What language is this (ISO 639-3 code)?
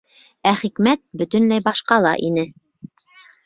bak